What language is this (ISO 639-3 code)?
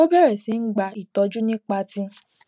yor